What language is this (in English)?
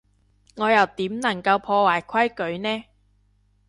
Cantonese